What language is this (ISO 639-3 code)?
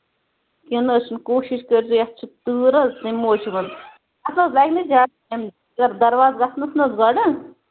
kas